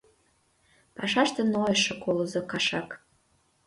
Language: Mari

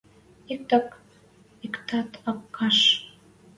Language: Western Mari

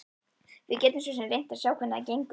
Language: Icelandic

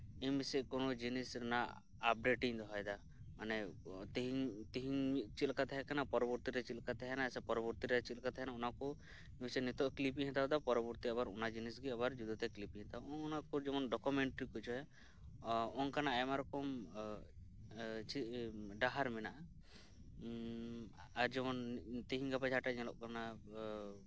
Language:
Santali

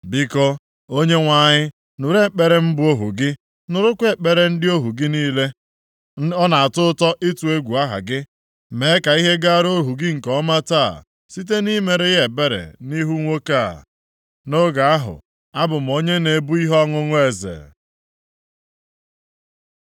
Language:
Igbo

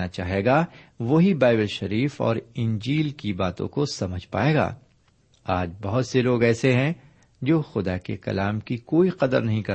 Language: Urdu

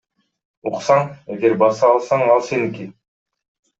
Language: Kyrgyz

